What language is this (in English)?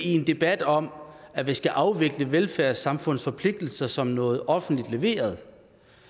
Danish